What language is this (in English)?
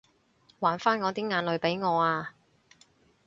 Cantonese